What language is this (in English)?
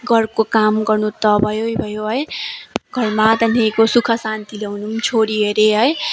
Nepali